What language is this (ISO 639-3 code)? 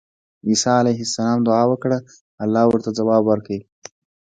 pus